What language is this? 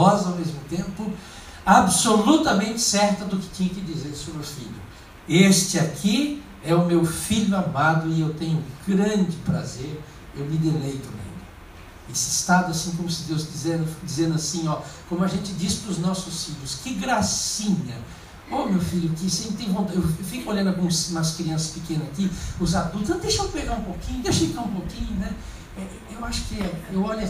Portuguese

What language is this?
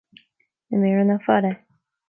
Irish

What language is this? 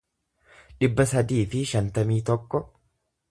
Oromo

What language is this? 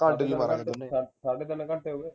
Punjabi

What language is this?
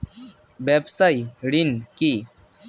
Bangla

